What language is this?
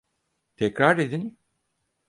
Turkish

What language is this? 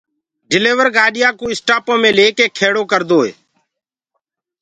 Gurgula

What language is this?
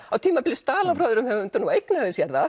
Icelandic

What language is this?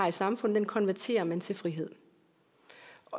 Danish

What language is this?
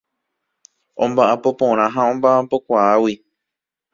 Guarani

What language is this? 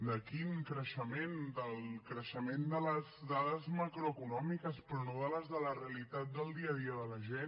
Catalan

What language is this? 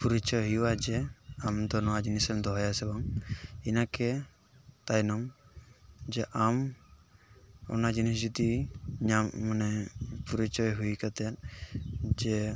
Santali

